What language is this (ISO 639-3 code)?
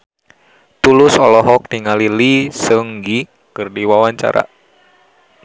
sun